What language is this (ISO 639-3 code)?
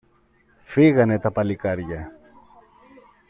ell